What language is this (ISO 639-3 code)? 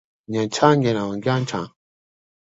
swa